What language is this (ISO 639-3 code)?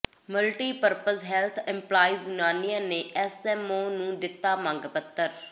pan